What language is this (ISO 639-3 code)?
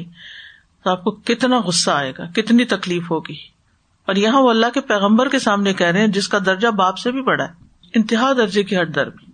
urd